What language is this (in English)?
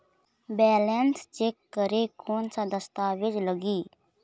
Chhattisgarhi